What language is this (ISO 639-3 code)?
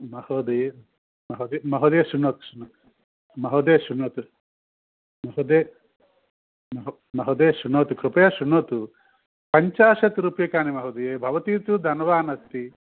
san